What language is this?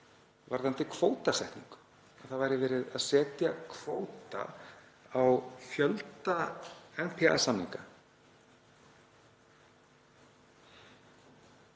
Icelandic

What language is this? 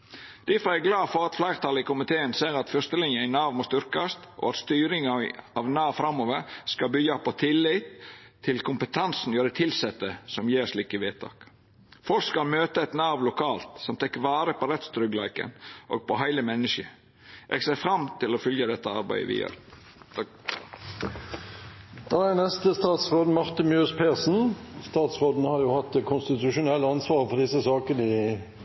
Norwegian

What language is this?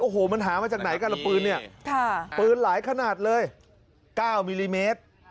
Thai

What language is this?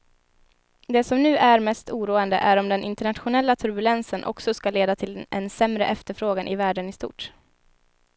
Swedish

